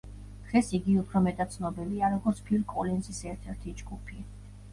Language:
Georgian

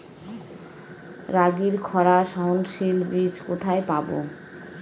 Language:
Bangla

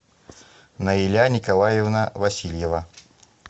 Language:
Russian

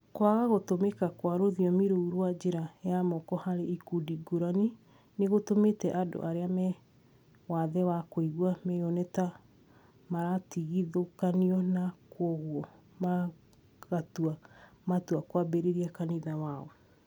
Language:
Kikuyu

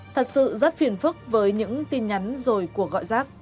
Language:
Vietnamese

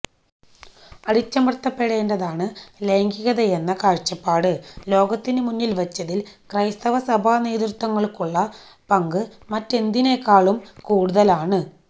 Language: Malayalam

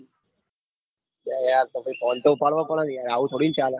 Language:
Gujarati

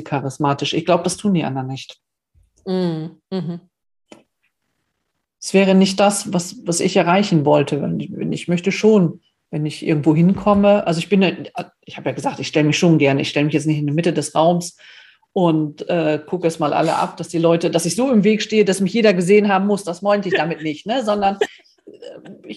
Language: German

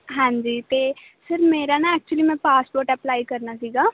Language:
Punjabi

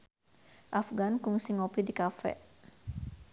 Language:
Sundanese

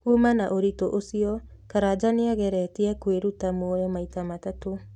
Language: Kikuyu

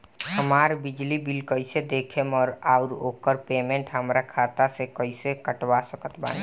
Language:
Bhojpuri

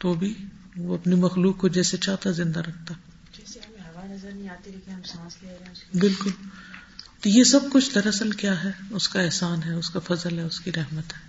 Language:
Urdu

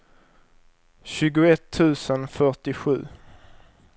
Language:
Swedish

